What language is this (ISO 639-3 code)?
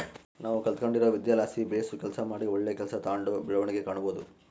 kan